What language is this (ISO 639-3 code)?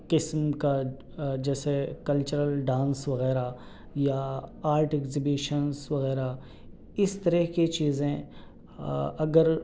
urd